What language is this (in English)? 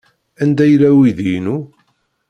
Kabyle